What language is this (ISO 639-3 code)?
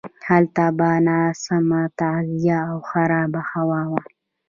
pus